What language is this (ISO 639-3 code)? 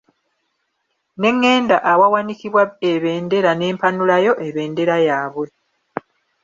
lug